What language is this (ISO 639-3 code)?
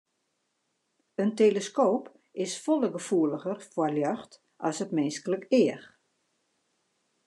fry